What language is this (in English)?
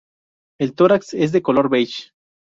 Spanish